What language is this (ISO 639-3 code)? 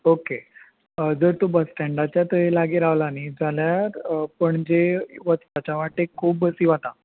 kok